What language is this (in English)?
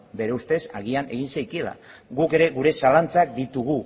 Basque